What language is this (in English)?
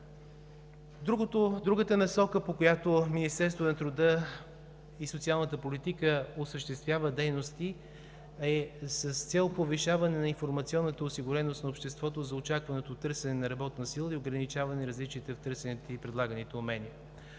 Bulgarian